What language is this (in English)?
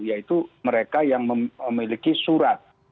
Indonesian